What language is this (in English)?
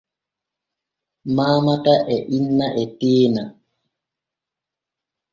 Borgu Fulfulde